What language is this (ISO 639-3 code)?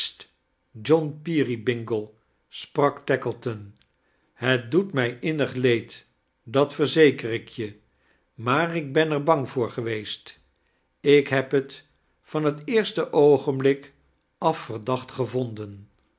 nld